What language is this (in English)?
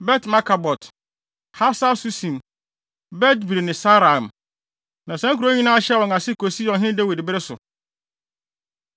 Akan